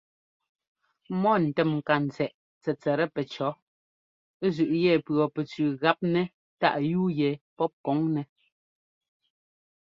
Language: Ngomba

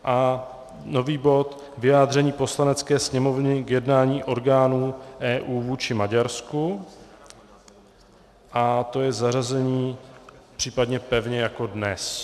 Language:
Czech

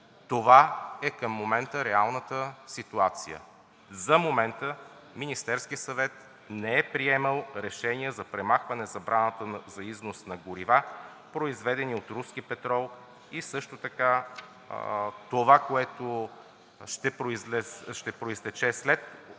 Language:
Bulgarian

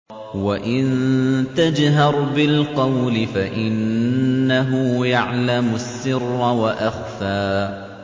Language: Arabic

